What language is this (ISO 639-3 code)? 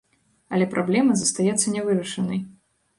bel